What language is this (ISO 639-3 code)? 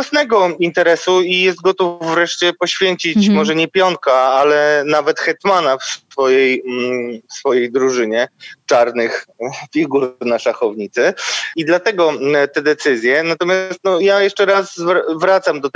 pol